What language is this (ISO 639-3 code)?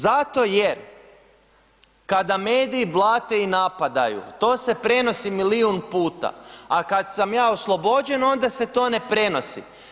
hrv